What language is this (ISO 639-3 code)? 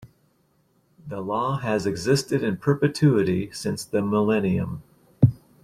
eng